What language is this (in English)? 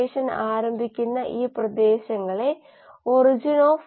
Malayalam